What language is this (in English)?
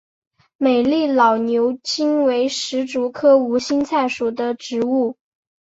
Chinese